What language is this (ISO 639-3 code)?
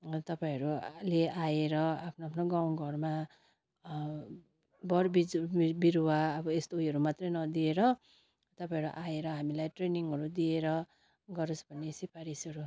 nep